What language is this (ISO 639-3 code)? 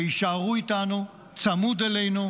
heb